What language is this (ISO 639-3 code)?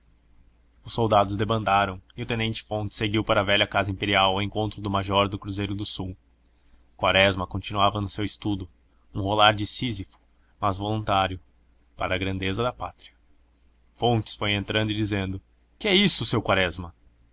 por